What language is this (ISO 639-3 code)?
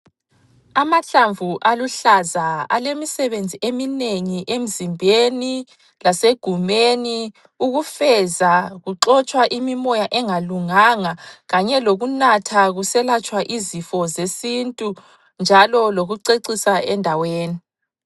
nde